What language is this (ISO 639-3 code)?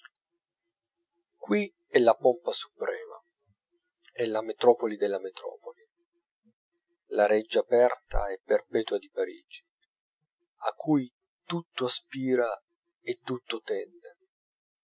ita